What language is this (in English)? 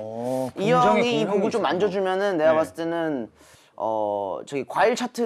Korean